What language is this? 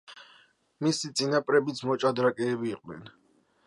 Georgian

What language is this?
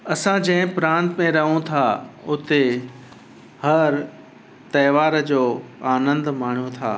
Sindhi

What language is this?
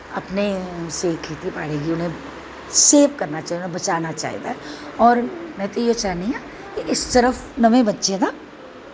Dogri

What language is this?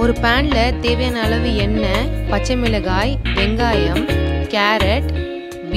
Romanian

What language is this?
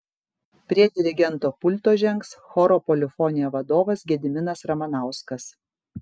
Lithuanian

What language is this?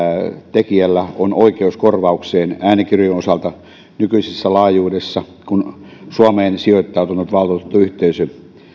Finnish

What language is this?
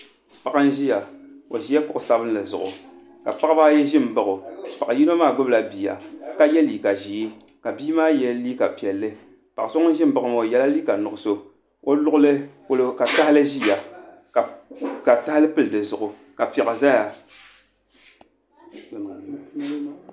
Dagbani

